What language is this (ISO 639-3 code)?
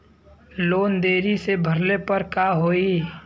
bho